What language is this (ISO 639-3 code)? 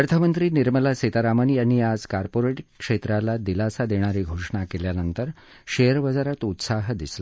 mar